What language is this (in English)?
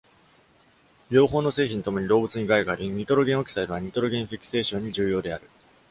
Japanese